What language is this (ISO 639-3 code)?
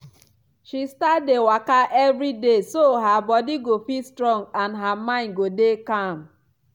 pcm